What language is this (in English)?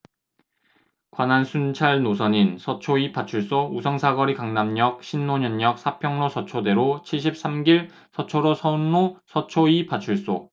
Korean